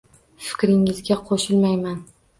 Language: Uzbek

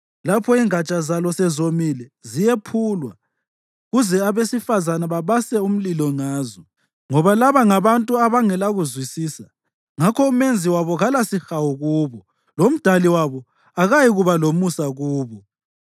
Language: North Ndebele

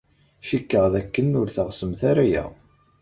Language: Kabyle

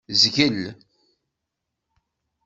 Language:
Kabyle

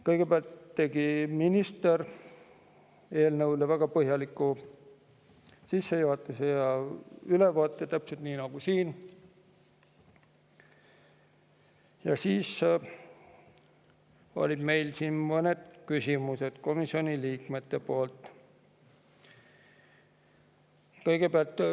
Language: Estonian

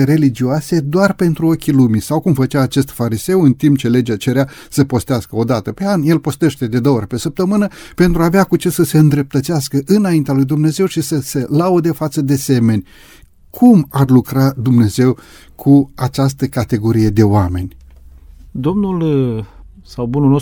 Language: Romanian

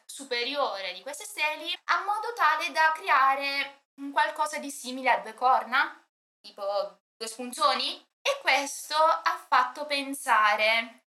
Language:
Italian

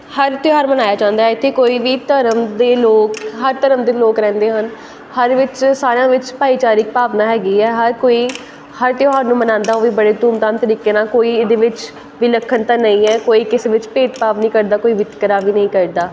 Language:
Punjabi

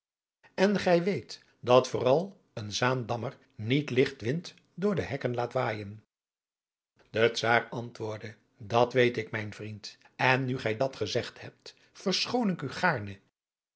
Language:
Dutch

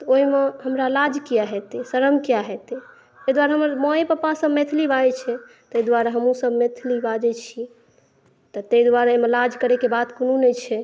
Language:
Maithili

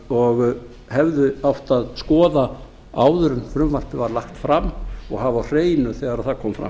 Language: Icelandic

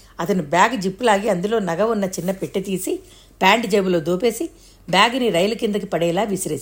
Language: Telugu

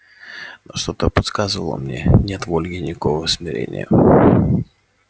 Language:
Russian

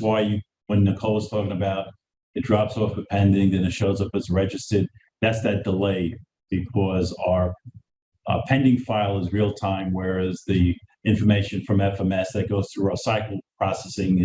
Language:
English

